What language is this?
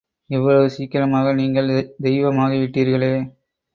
Tamil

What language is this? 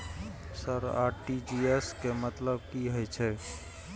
Maithili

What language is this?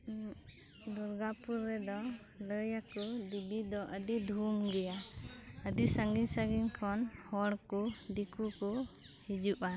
Santali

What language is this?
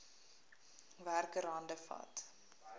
Afrikaans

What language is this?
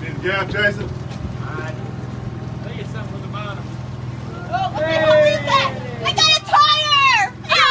English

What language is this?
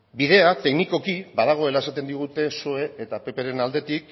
Basque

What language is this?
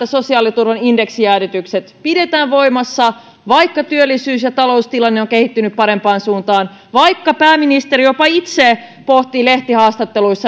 Finnish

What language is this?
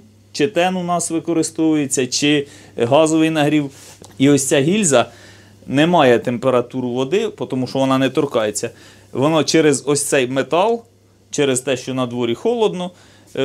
Ukrainian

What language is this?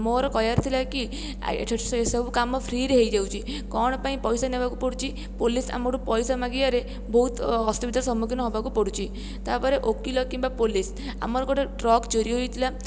Odia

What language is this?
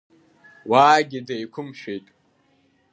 Abkhazian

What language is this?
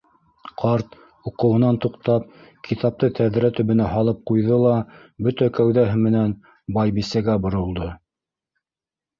Bashkir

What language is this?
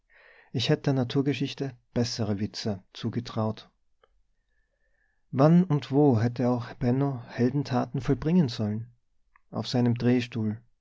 German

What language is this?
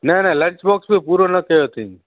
Sindhi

